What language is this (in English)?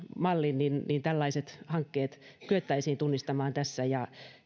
Finnish